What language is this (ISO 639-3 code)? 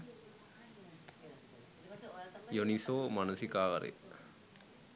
sin